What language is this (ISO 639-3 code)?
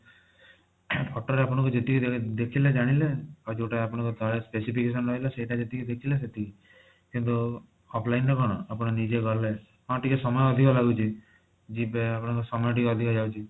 ori